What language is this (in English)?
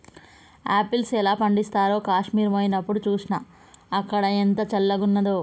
Telugu